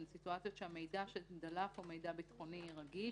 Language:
Hebrew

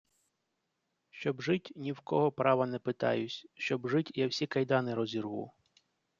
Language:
Ukrainian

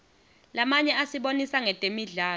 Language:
Swati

